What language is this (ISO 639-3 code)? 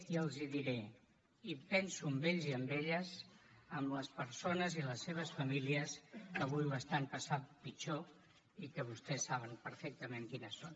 cat